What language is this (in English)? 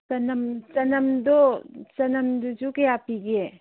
Manipuri